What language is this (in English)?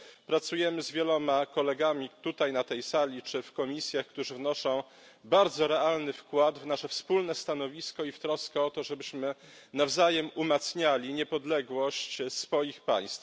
Polish